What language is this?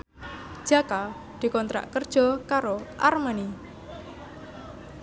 Javanese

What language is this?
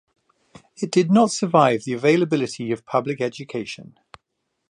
English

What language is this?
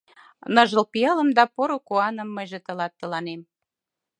Mari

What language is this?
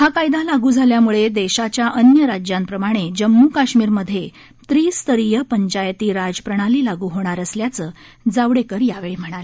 Marathi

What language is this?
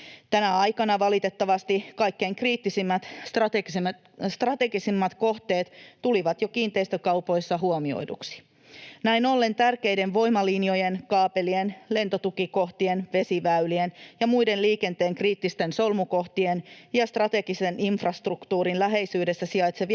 Finnish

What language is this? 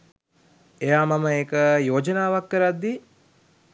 Sinhala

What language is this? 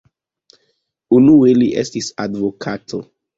Esperanto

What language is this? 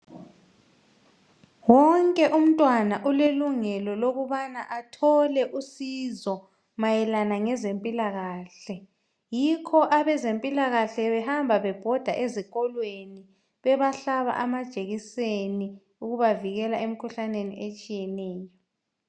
North Ndebele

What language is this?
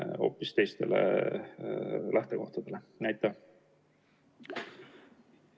Estonian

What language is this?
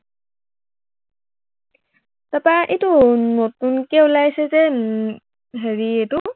Assamese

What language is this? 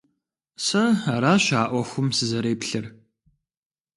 Kabardian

